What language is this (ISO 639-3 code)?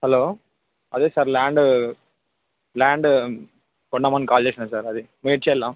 tel